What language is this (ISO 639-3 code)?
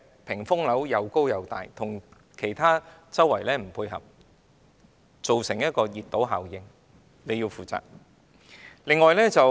yue